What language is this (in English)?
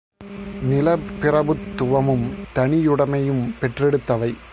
Tamil